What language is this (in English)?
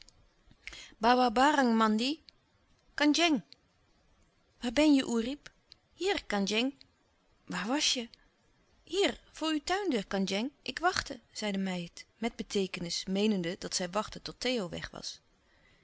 Dutch